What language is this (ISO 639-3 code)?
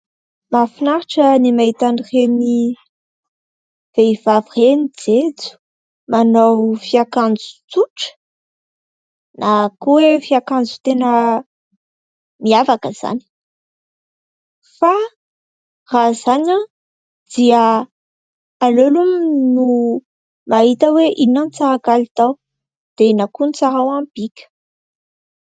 mlg